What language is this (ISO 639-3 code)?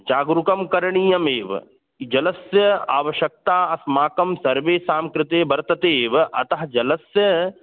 san